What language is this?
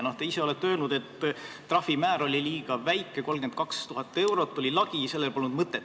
Estonian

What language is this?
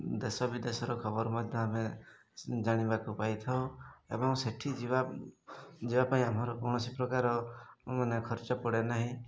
Odia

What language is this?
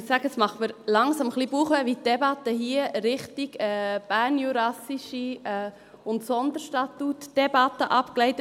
Swiss German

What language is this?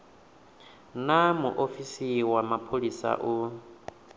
Venda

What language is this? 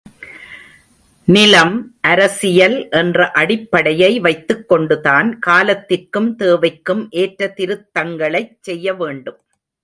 Tamil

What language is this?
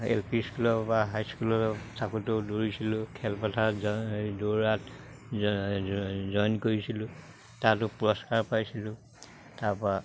Assamese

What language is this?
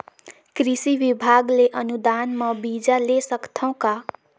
Chhattisgarhi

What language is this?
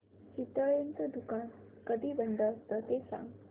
Marathi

